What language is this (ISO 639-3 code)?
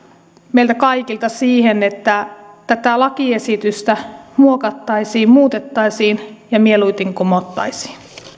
fin